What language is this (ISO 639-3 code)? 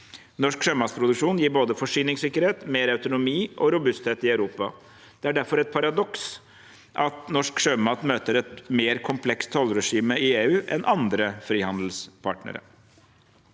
nor